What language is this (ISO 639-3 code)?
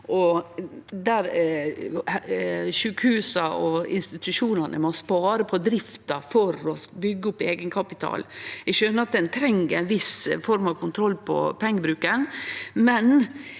nor